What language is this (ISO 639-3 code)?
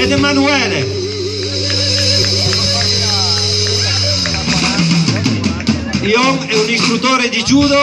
ita